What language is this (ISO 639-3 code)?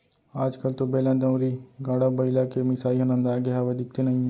hne